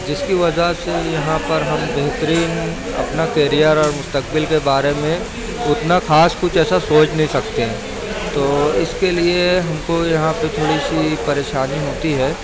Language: Urdu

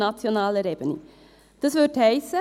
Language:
Swiss German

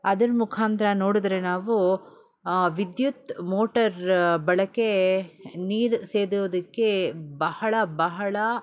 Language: Kannada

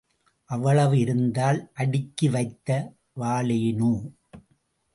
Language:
Tamil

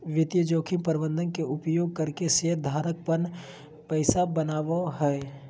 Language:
Magahi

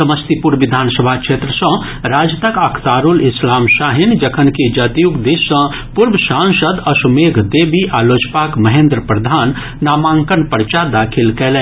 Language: Maithili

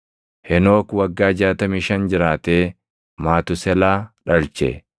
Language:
Oromo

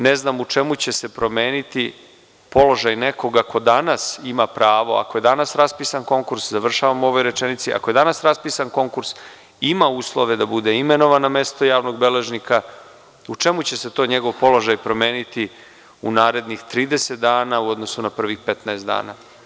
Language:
Serbian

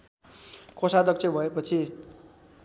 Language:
Nepali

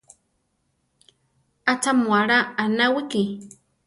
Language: Central Tarahumara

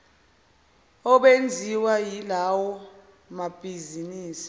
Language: Zulu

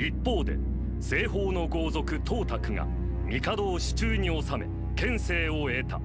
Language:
Japanese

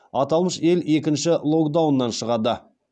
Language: Kazakh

